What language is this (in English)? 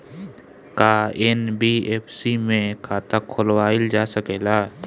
Bhojpuri